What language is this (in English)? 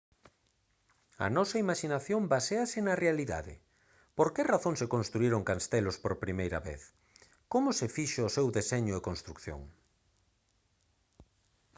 Galician